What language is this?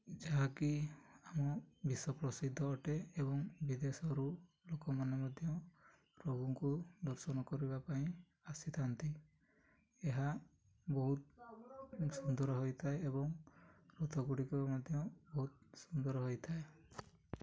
Odia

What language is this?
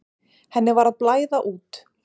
Icelandic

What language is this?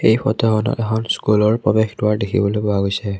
Assamese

